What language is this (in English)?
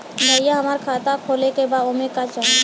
Bhojpuri